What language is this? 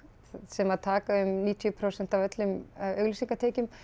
Icelandic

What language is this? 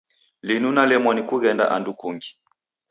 Taita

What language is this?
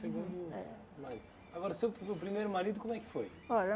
Portuguese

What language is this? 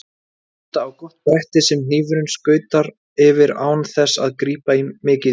Icelandic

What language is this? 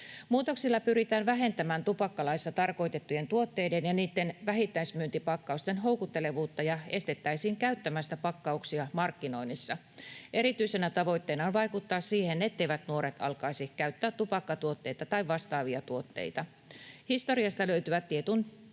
Finnish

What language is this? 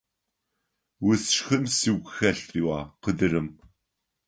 Adyghe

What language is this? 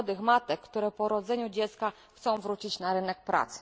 Polish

